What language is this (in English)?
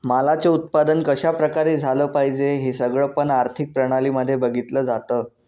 Marathi